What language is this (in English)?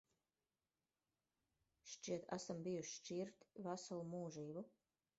Latvian